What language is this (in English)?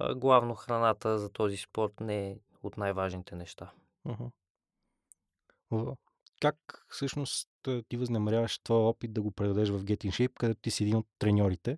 Bulgarian